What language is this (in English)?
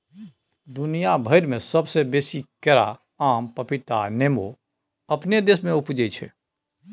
Maithili